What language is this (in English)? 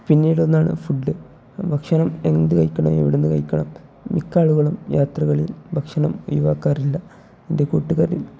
Malayalam